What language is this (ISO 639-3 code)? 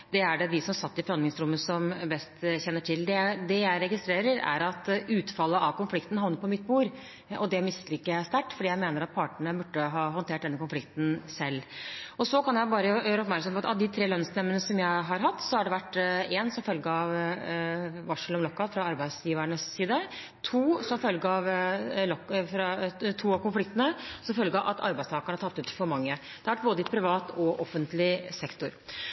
nob